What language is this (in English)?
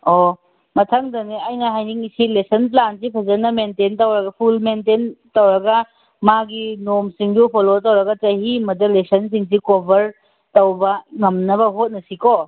Manipuri